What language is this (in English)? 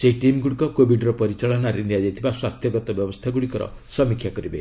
Odia